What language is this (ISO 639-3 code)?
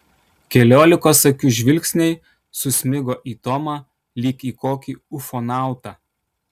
lit